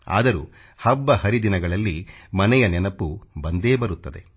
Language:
Kannada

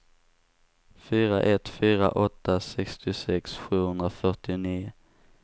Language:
Swedish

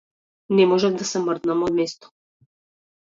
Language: Macedonian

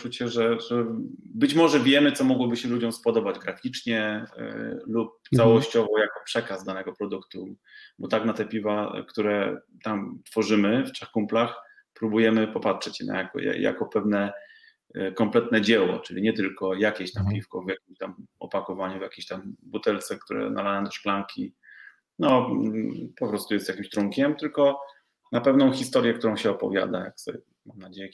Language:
Polish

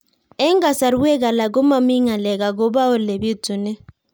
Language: Kalenjin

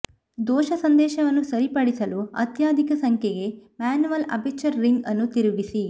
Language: Kannada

